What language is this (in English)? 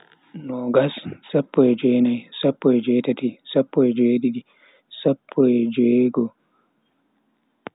Bagirmi Fulfulde